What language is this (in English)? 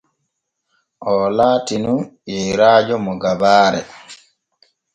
Borgu Fulfulde